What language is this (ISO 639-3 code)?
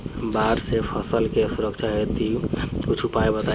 bho